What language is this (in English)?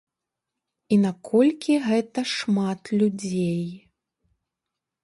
Belarusian